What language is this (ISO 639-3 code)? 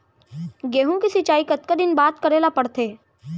hne